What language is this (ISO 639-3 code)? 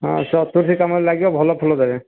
ori